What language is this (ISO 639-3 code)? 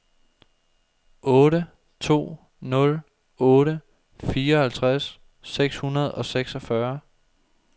dan